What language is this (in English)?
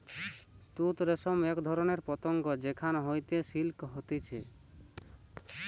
Bangla